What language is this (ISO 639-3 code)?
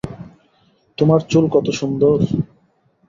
ben